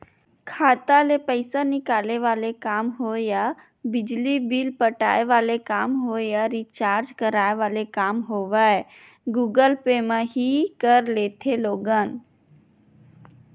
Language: Chhattisgarhi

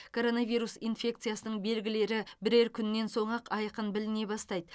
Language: Kazakh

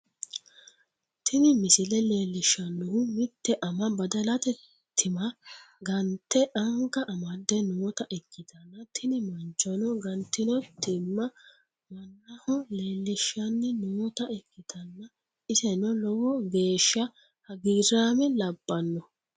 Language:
Sidamo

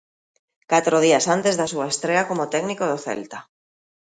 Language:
Galician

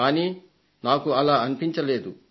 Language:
Telugu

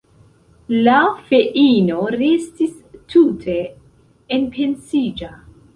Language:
Esperanto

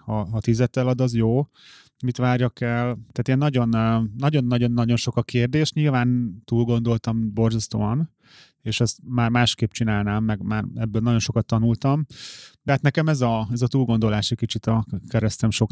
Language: Hungarian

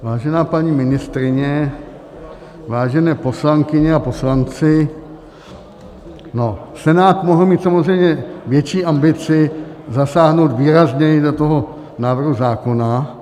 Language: Czech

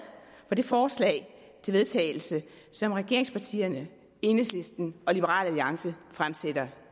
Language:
Danish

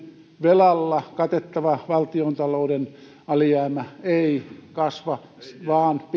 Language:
Finnish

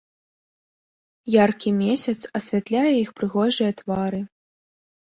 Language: Belarusian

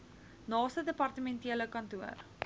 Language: Afrikaans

